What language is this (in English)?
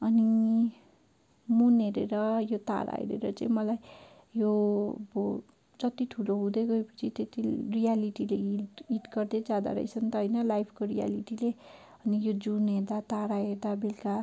Nepali